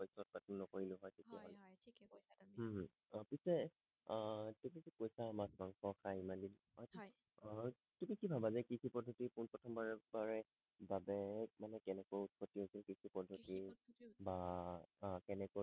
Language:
Assamese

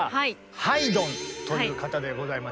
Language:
Japanese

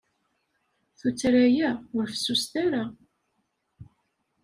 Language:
Kabyle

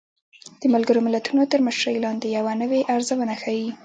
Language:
Pashto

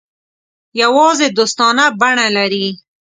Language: Pashto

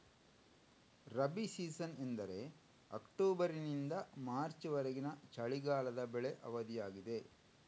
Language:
Kannada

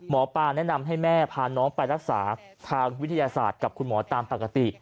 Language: Thai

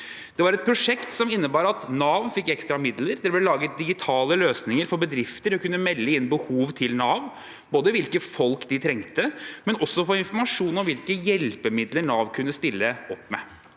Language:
Norwegian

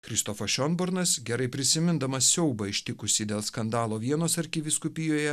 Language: Lithuanian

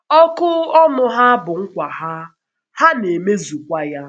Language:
Igbo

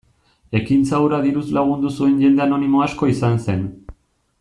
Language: Basque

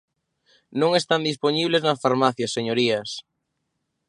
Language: Galician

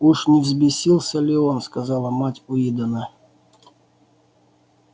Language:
Russian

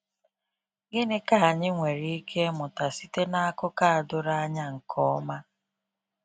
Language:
Igbo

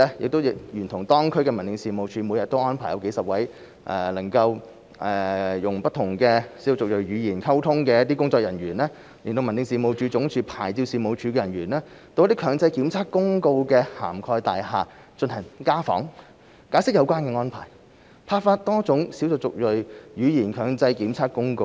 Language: Cantonese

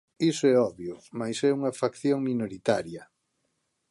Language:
Galician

